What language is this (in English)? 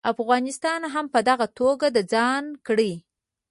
Pashto